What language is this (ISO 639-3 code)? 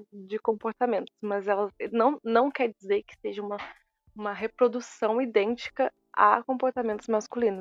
por